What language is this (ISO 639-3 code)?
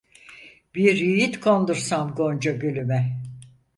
tur